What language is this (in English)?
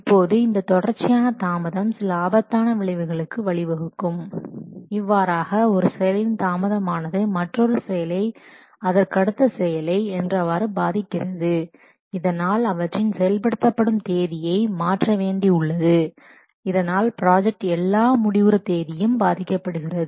Tamil